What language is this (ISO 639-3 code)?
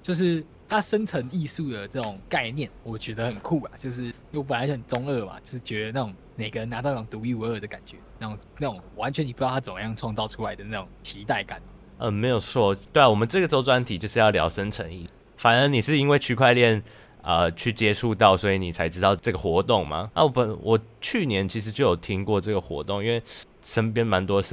zho